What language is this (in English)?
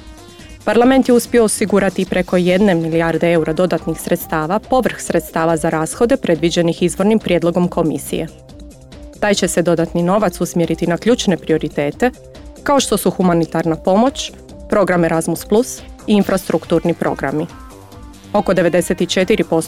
Croatian